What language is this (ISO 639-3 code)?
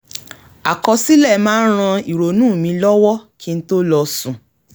yor